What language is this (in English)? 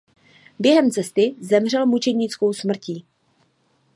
Czech